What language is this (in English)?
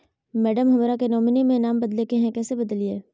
Magahi